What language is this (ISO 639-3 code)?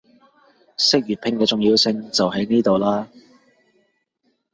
yue